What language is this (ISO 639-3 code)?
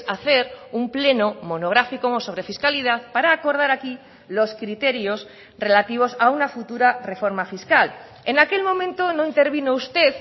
spa